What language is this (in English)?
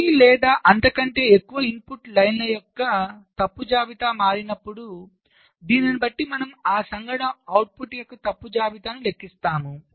Telugu